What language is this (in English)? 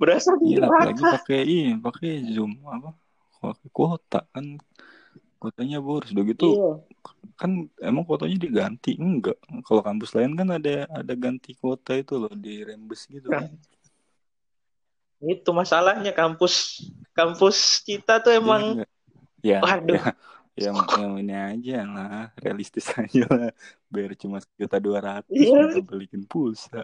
Indonesian